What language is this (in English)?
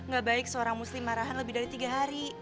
Indonesian